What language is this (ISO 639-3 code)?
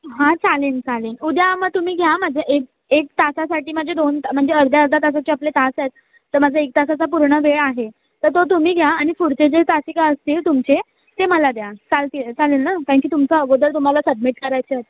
mar